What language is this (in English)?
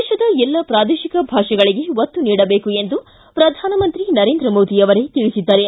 Kannada